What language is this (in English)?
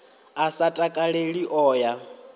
Venda